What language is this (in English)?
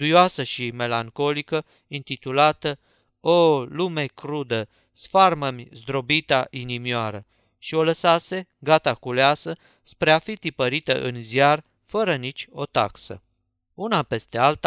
Romanian